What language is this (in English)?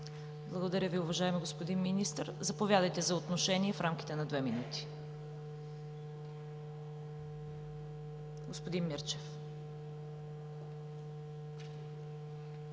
Bulgarian